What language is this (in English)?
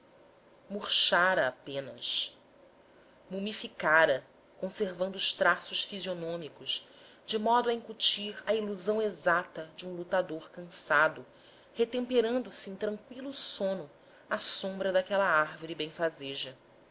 Portuguese